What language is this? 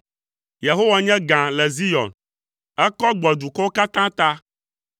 Ewe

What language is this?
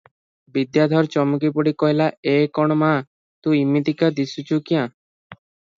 Odia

